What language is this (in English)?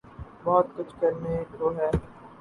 Urdu